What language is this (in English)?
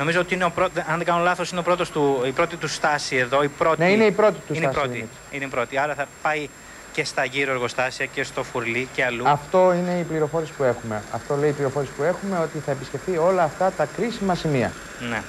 Greek